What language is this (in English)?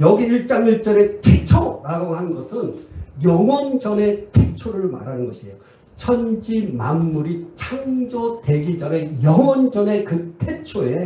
Korean